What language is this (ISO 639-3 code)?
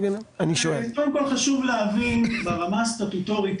heb